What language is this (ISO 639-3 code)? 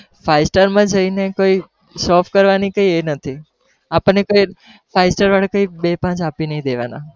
guj